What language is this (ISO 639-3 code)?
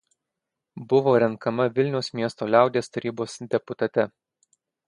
lit